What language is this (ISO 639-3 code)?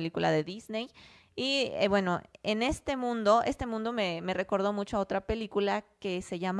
spa